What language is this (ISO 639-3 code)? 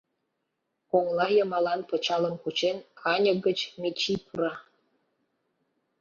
chm